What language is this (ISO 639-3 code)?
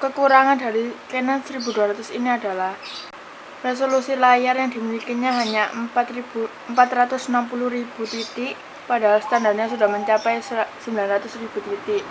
ind